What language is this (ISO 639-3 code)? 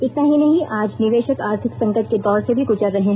hin